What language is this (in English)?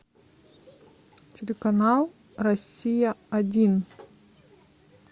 Russian